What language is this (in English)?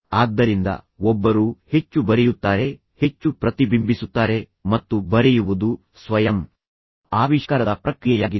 Kannada